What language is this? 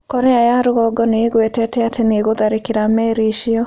Kikuyu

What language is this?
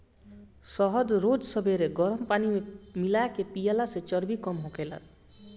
Bhojpuri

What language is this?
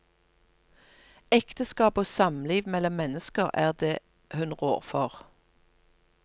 Norwegian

